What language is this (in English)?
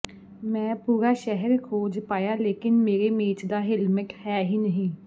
Punjabi